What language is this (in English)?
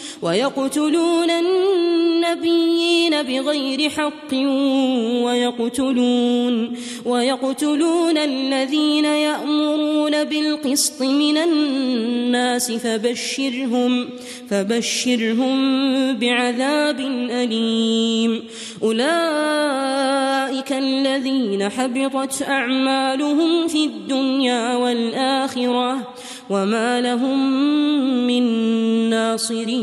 Arabic